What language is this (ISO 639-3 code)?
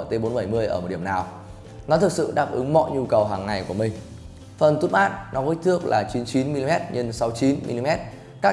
vie